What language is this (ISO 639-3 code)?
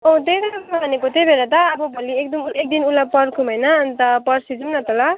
nep